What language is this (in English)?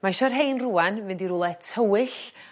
Welsh